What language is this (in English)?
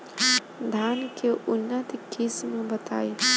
Bhojpuri